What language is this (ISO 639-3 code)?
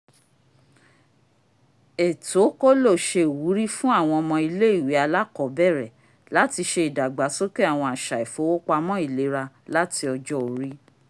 yor